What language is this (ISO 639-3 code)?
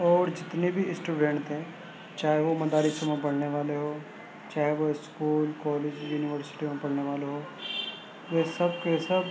urd